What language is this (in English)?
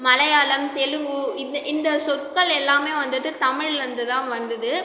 Tamil